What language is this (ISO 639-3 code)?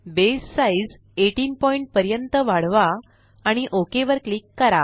mar